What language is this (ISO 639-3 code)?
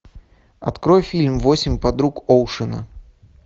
rus